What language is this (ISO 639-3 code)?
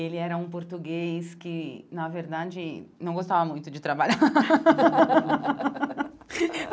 por